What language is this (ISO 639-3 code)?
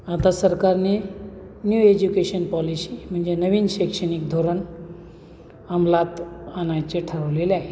mar